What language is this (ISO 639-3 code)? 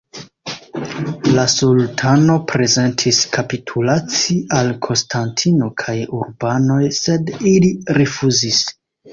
epo